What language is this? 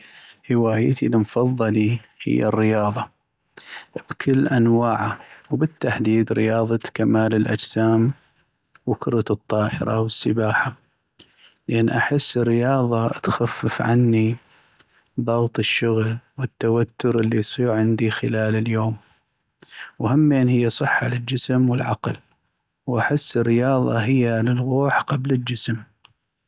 North Mesopotamian Arabic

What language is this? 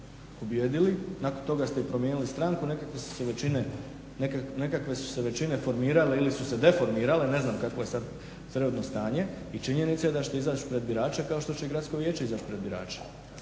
Croatian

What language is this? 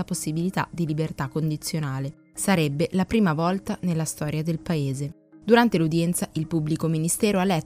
Italian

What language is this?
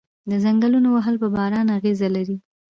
Pashto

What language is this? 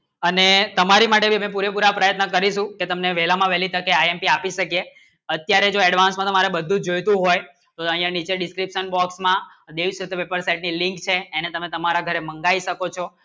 Gujarati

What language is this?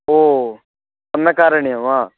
Sanskrit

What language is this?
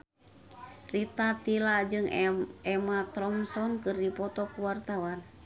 Sundanese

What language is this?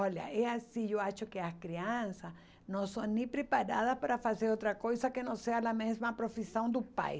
Portuguese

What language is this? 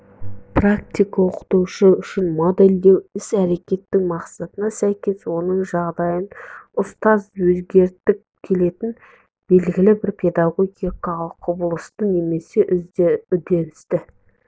Kazakh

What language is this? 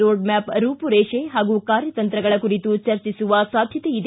Kannada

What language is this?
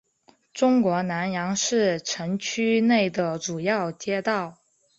Chinese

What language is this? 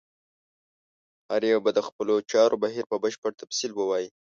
Pashto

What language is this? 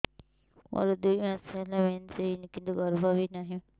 Odia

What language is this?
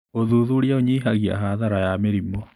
Kikuyu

